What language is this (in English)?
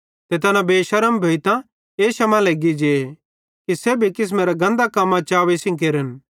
Bhadrawahi